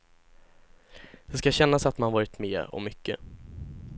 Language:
Swedish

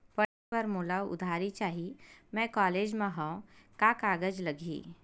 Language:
Chhattisgarhi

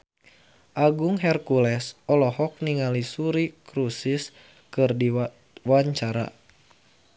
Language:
Sundanese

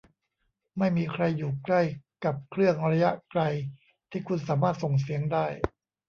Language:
Thai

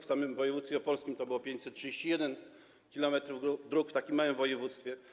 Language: Polish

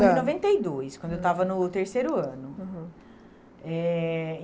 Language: Portuguese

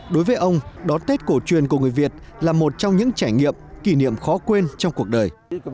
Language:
Vietnamese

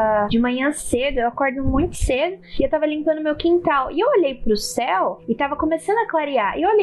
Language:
Portuguese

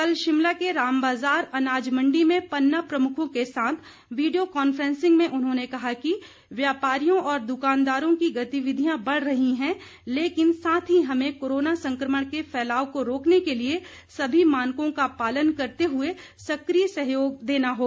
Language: Hindi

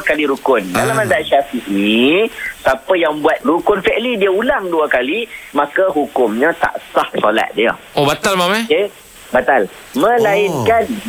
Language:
Malay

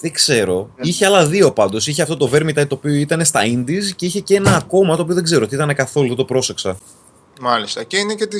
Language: Greek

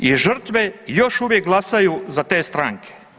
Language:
Croatian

